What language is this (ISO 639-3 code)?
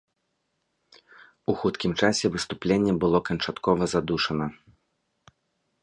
bel